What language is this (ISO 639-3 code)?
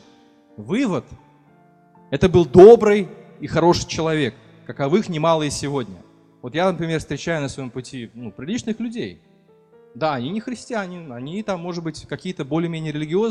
rus